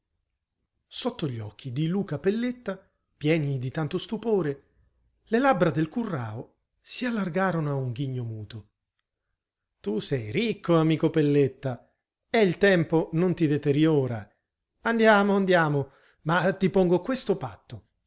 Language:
Italian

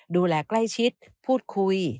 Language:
Thai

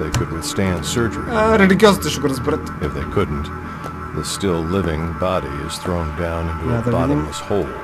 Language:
Bulgarian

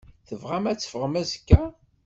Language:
Kabyle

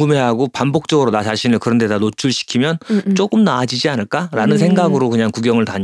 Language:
Korean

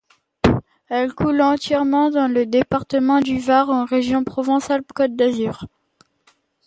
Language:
French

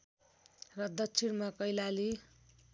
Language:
Nepali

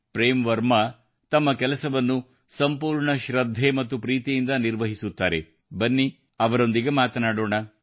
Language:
Kannada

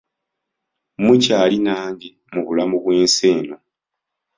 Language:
Ganda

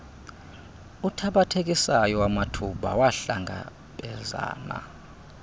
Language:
Xhosa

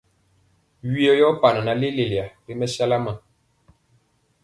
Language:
Mpiemo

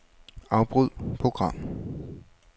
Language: Danish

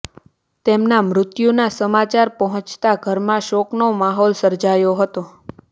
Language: Gujarati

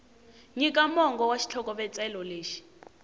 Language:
Tsonga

